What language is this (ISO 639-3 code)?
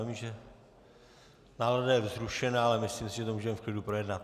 ces